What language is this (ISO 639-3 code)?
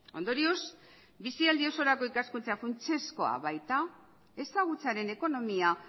eus